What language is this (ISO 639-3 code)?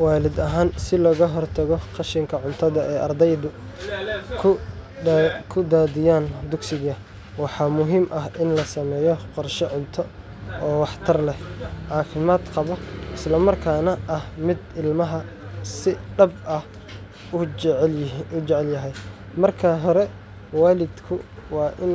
som